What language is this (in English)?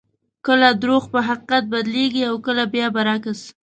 Pashto